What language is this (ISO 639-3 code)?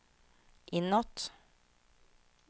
swe